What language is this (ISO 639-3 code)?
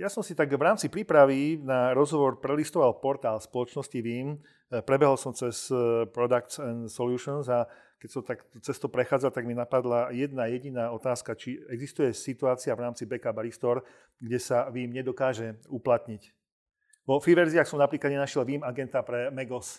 slk